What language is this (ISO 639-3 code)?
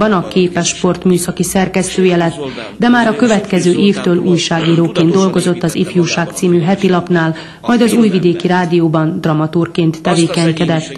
hun